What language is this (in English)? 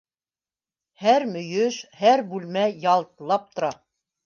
Bashkir